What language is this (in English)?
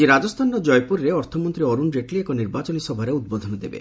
Odia